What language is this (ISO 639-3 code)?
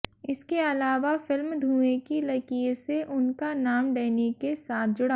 hin